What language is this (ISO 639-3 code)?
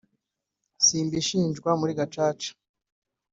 kin